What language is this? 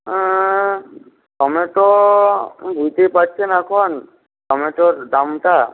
Bangla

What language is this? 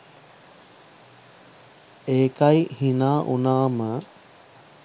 Sinhala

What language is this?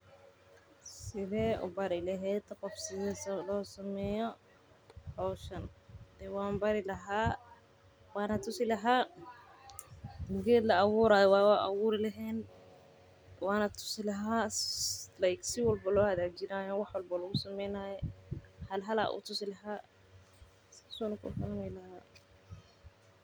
Somali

